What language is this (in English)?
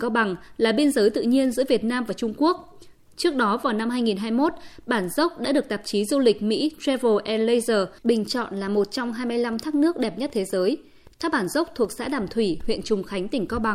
Vietnamese